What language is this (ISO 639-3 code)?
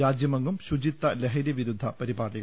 mal